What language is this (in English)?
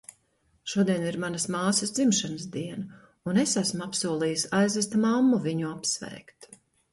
Latvian